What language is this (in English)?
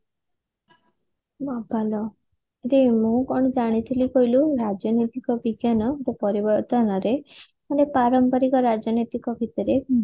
Odia